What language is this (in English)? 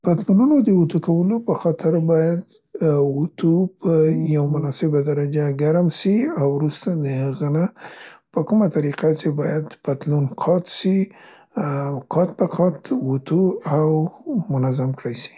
Central Pashto